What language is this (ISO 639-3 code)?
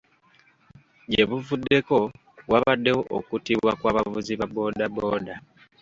lug